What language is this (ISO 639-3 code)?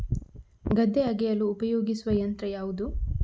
kan